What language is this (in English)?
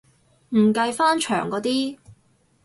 Cantonese